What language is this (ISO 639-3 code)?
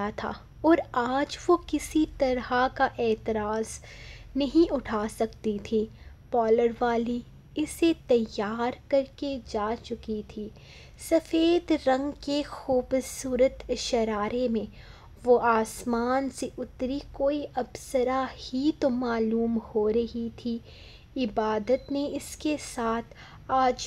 hin